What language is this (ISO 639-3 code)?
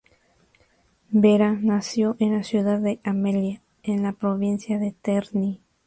spa